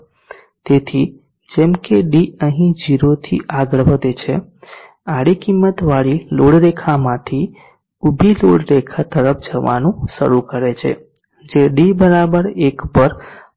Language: Gujarati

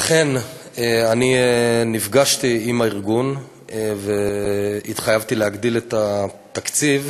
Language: Hebrew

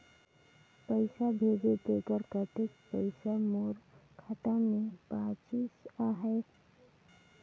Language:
Chhattisgarhi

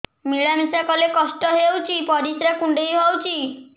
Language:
Odia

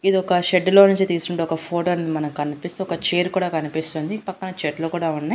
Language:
Telugu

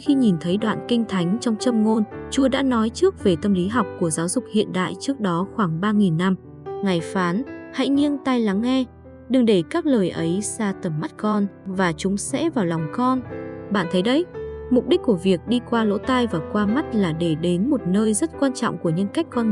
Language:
Vietnamese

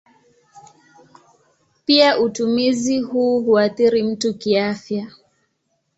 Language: Swahili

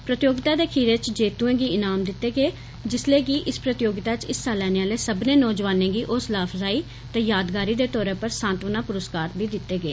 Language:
Dogri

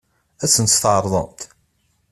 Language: Kabyle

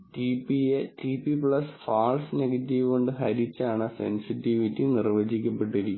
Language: Malayalam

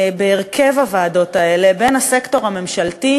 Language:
Hebrew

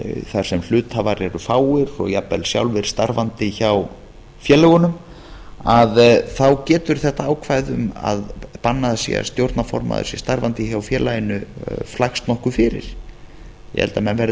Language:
Icelandic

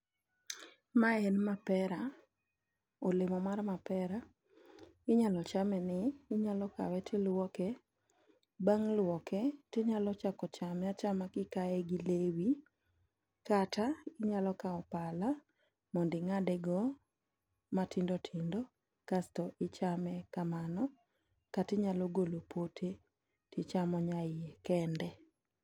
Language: Luo (Kenya and Tanzania)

